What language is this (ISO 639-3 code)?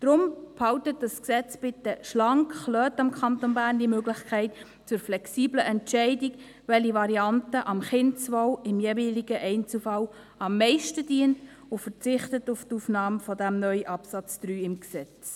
gsw